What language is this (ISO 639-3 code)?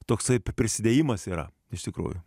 lit